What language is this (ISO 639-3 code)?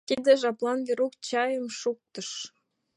chm